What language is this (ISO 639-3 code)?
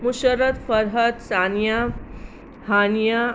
guj